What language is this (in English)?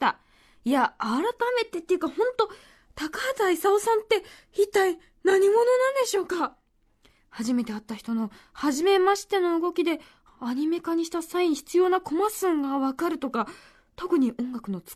Japanese